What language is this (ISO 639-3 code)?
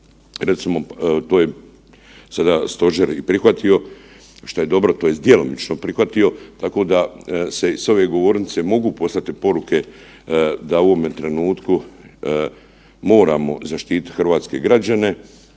hrv